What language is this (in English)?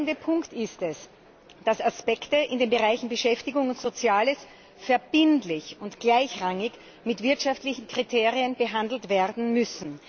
German